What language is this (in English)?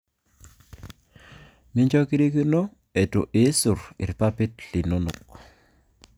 Masai